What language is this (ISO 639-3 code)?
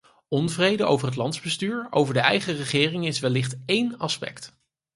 nld